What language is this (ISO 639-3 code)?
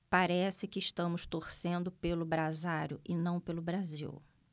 por